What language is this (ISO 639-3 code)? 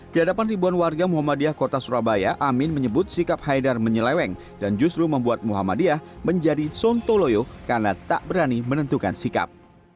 ind